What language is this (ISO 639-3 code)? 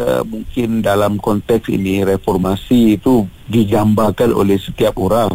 msa